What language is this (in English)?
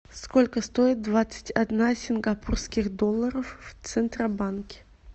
Russian